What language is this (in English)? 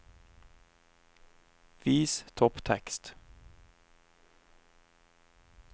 Norwegian